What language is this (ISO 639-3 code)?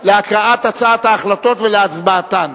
heb